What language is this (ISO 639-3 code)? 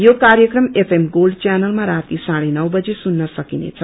nep